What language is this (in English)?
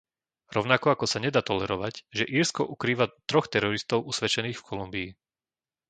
Slovak